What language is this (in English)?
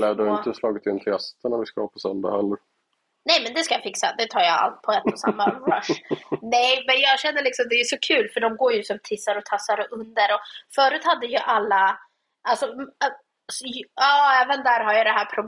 Swedish